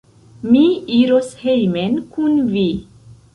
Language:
Esperanto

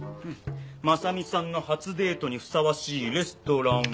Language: Japanese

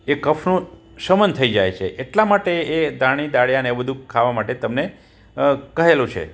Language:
Gujarati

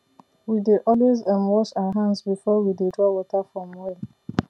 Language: Nigerian Pidgin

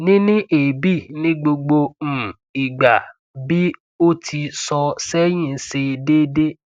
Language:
Yoruba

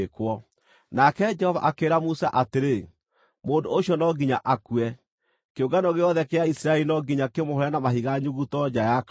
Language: Kikuyu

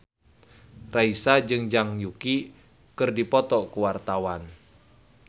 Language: Sundanese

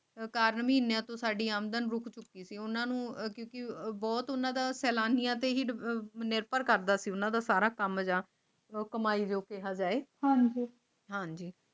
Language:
Punjabi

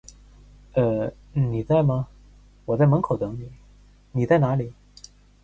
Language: Chinese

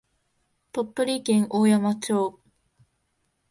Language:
Japanese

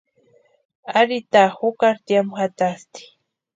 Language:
Western Highland Purepecha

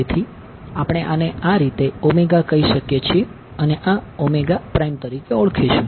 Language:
Gujarati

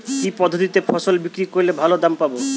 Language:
Bangla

